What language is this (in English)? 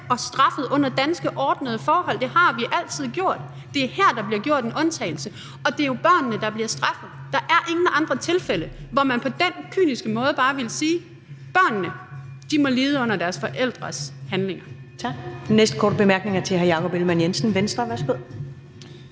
Danish